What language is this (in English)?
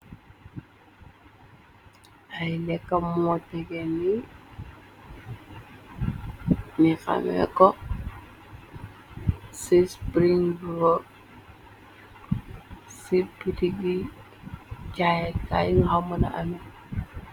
Wolof